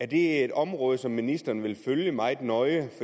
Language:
Danish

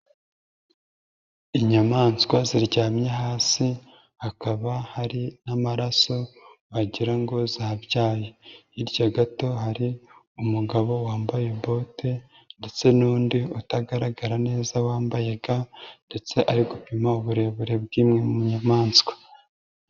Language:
Kinyarwanda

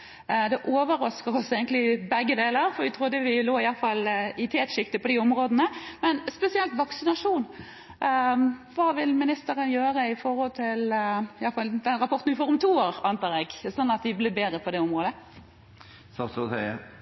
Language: Norwegian Bokmål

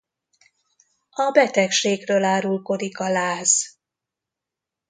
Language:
Hungarian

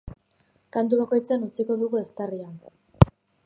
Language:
Basque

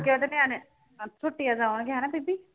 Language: Punjabi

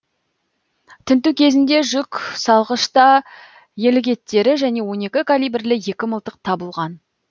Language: Kazakh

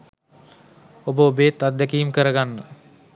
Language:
Sinhala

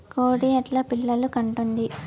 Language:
Telugu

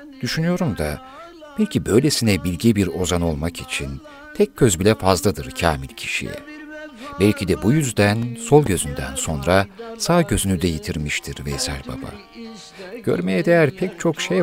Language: Turkish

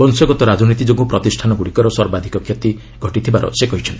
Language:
Odia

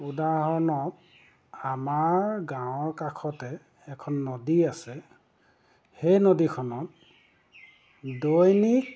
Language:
Assamese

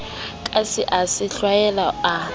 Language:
Southern Sotho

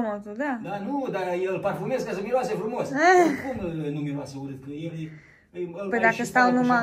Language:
Romanian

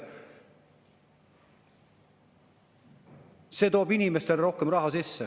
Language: Estonian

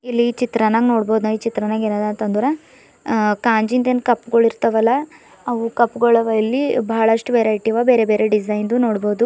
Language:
Kannada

